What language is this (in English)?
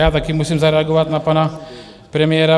Czech